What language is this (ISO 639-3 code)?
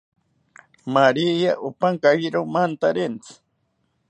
cpy